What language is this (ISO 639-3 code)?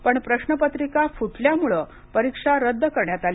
mar